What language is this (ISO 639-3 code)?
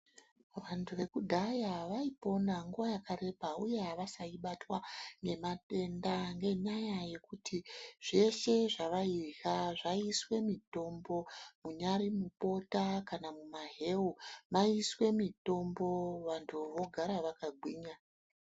ndc